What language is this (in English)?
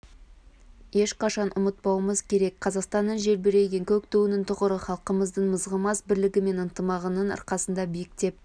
Kazakh